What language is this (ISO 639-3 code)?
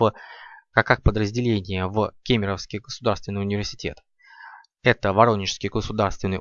rus